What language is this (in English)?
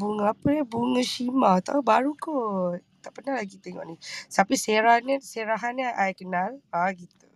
Malay